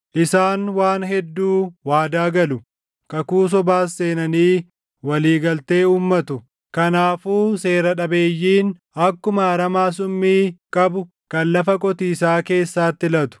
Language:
Oromo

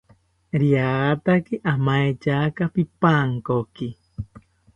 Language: South Ucayali Ashéninka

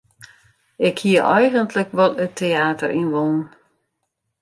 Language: Western Frisian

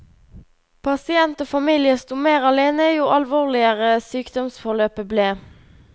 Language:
Norwegian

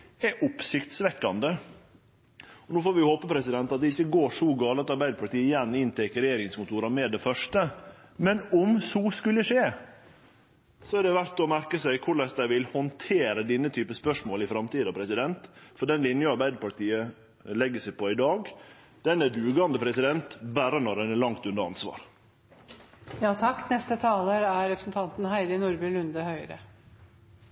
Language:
Norwegian Nynorsk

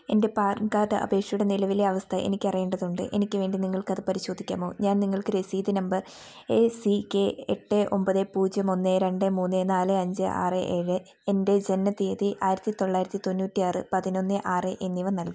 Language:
Malayalam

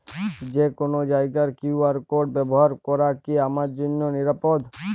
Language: Bangla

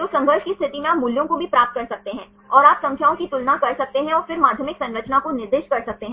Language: Hindi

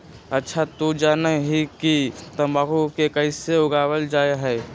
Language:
Magahi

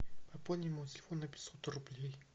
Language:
Russian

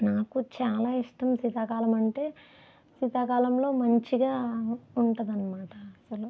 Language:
Telugu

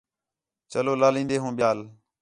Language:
Khetrani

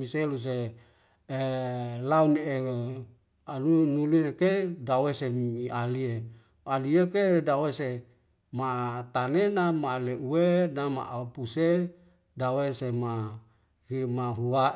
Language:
Wemale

